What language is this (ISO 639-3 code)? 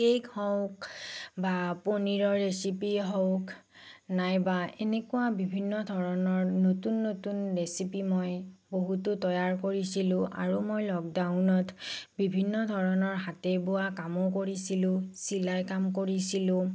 asm